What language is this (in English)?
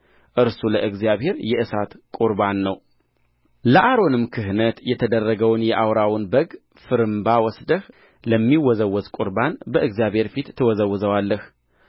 Amharic